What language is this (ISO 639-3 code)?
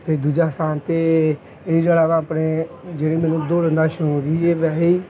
pan